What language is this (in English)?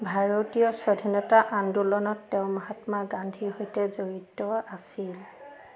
Assamese